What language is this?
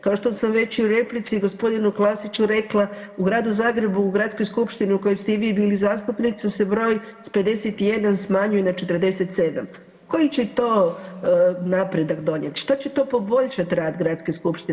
Croatian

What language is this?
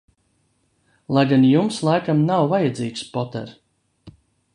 Latvian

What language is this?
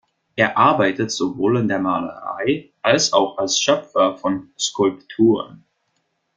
German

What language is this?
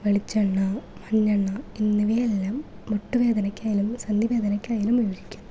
Malayalam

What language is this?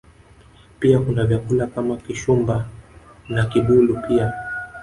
Swahili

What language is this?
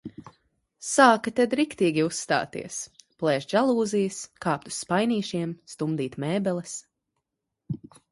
Latvian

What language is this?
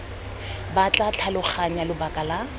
Tswana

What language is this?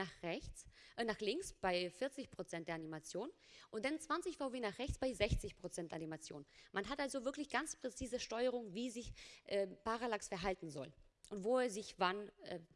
German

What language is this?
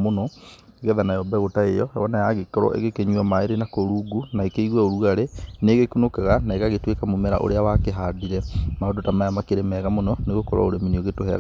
Kikuyu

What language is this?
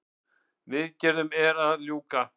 Icelandic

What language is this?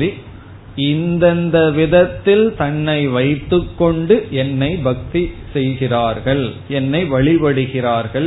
Tamil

